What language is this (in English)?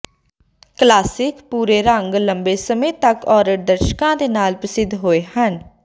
Punjabi